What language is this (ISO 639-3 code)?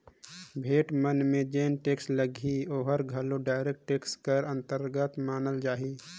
hne